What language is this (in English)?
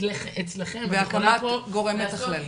Hebrew